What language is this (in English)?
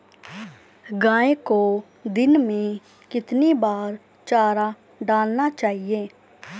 Hindi